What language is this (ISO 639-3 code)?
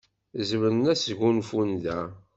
kab